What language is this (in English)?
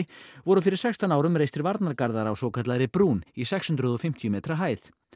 Icelandic